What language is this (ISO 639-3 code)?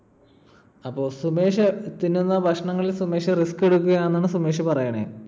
mal